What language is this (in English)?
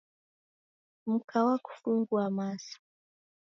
Taita